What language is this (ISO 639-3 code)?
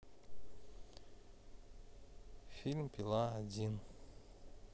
rus